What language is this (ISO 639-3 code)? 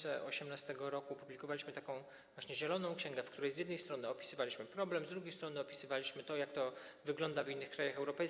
pol